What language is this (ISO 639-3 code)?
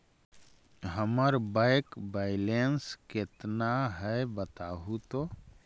mag